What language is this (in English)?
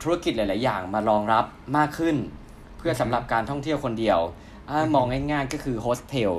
Thai